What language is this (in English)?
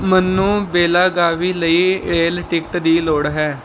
Punjabi